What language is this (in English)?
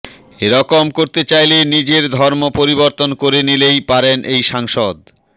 Bangla